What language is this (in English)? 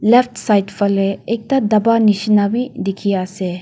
Naga Pidgin